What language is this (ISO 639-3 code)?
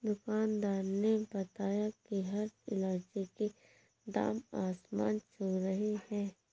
hin